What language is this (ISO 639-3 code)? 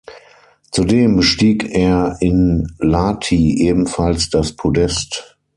deu